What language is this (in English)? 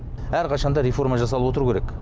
Kazakh